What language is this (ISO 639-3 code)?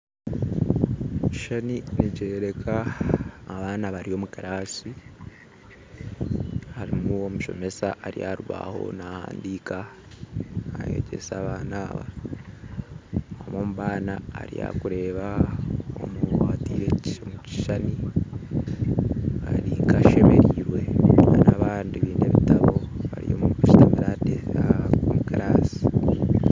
nyn